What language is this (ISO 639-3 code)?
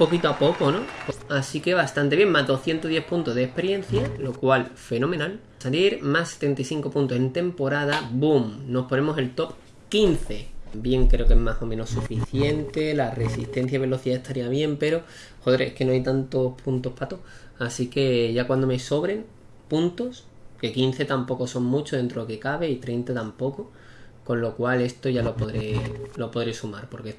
spa